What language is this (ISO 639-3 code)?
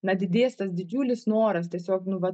lit